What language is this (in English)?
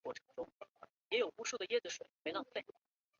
Chinese